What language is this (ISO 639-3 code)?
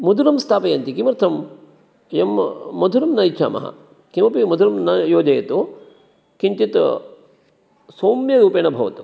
san